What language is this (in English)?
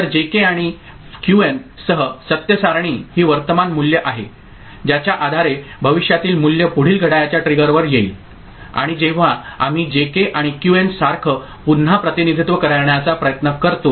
Marathi